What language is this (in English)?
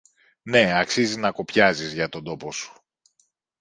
Greek